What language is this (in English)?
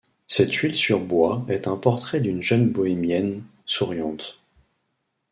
French